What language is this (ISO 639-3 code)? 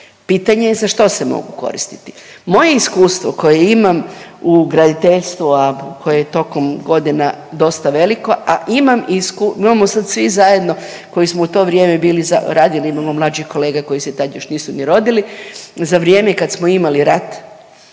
hrv